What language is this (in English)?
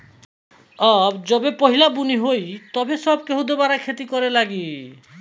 Bhojpuri